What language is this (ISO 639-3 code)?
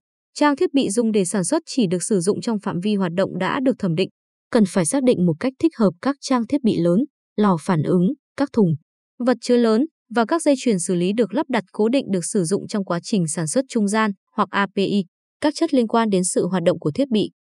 vie